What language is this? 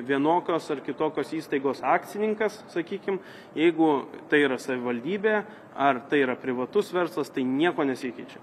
Lithuanian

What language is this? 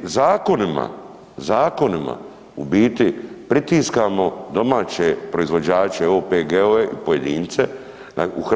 Croatian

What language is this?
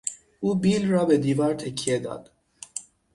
Persian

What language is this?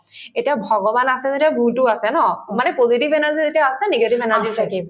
Assamese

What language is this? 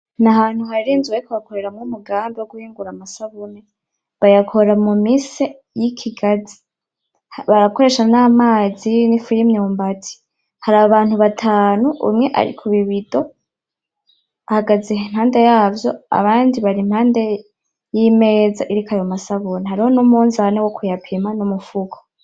Rundi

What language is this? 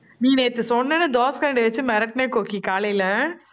Tamil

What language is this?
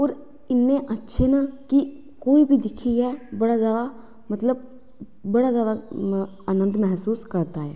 Dogri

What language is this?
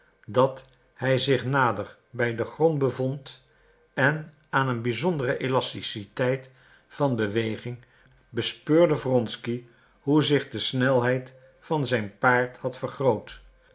Dutch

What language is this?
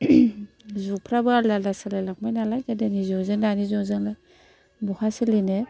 Bodo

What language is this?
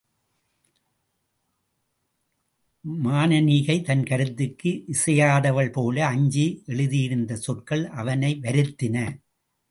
Tamil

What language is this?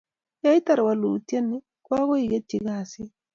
Kalenjin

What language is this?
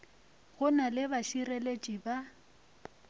Northern Sotho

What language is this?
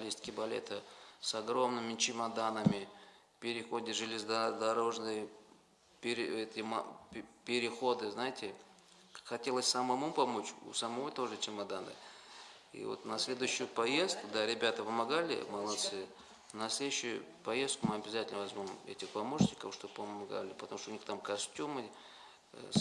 Russian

